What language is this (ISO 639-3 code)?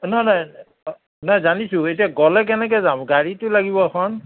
asm